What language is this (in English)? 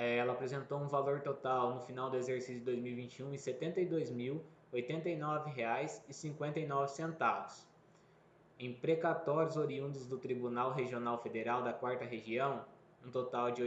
Portuguese